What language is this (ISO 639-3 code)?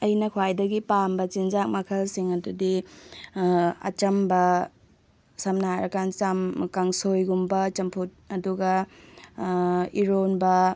mni